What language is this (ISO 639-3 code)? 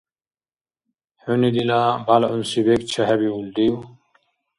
dar